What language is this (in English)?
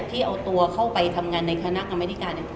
Thai